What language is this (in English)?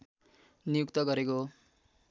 Nepali